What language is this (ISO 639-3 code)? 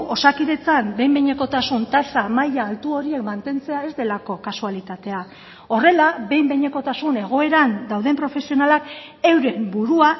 eus